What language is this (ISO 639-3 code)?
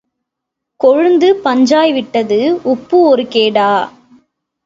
tam